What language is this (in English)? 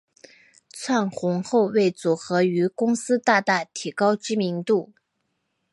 Chinese